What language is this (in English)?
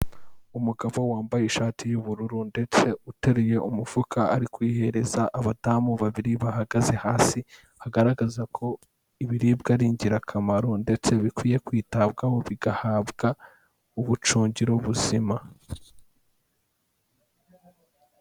Kinyarwanda